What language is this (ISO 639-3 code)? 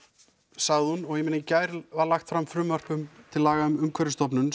isl